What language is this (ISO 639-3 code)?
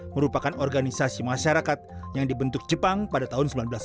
ind